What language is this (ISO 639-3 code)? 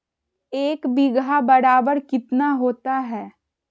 mag